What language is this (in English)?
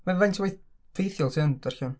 Welsh